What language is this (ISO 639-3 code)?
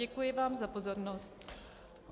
ces